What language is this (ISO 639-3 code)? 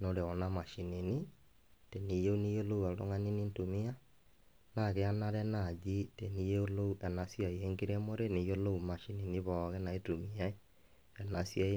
mas